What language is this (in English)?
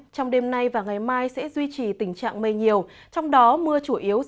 Vietnamese